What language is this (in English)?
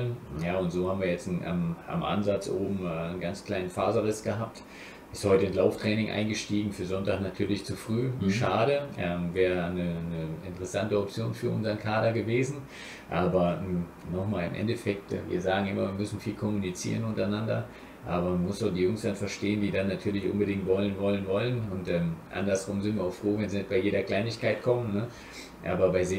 German